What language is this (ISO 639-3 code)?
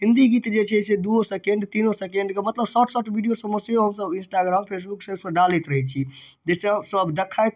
mai